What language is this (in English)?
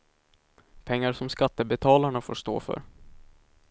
Swedish